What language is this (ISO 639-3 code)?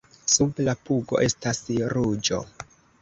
epo